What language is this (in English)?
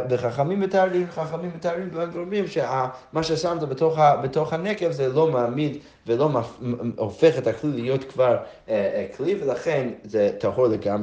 Hebrew